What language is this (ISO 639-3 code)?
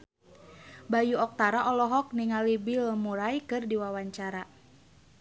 sun